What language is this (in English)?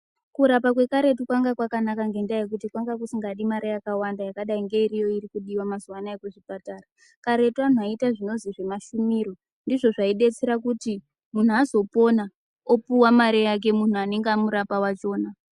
Ndau